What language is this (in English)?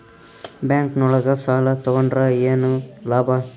Kannada